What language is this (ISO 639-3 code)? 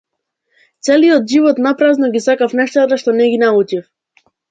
mkd